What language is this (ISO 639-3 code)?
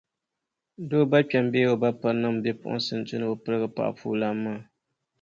dag